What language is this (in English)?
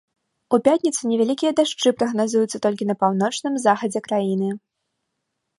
Belarusian